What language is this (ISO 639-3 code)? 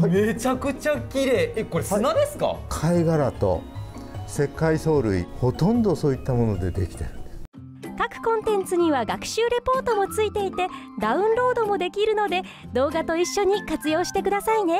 jpn